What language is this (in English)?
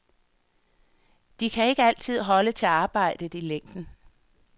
Danish